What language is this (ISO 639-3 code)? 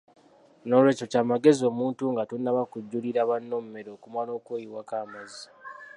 lug